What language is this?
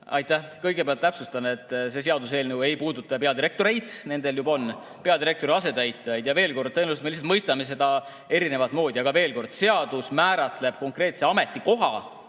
Estonian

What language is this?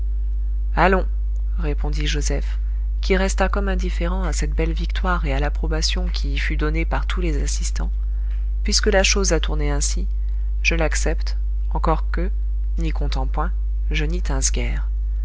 French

